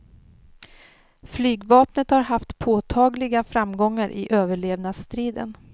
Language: Swedish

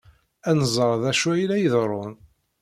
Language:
Kabyle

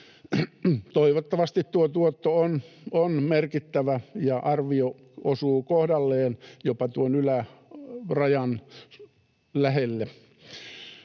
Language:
Finnish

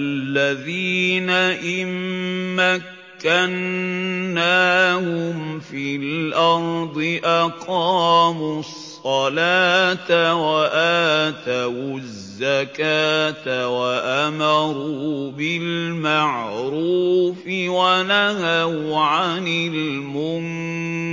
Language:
Arabic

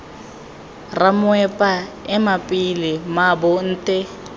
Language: Tswana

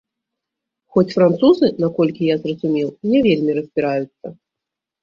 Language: Belarusian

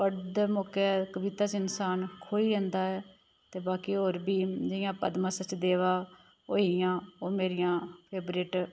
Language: Dogri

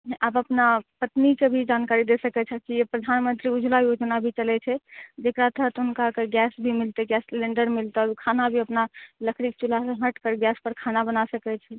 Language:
Maithili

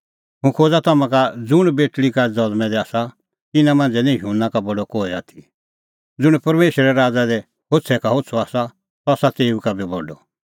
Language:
Kullu Pahari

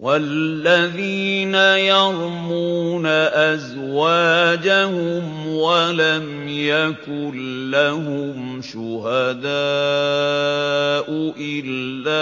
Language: Arabic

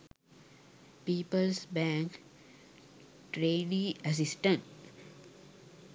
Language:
Sinhala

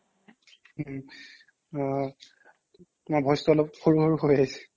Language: Assamese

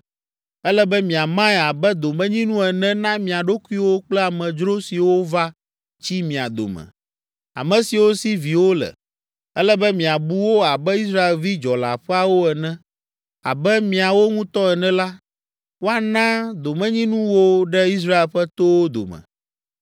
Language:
Ewe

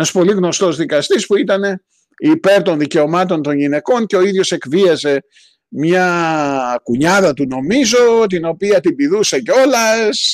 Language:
Greek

